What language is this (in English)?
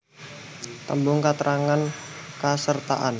Javanese